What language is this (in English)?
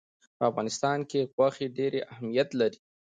Pashto